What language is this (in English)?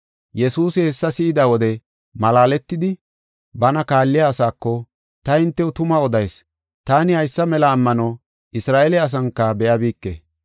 Gofa